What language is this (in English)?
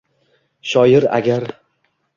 Uzbek